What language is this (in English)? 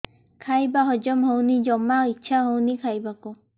Odia